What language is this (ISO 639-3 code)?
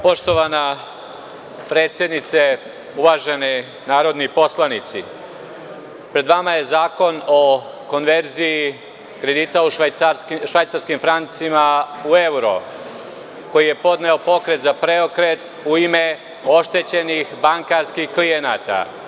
srp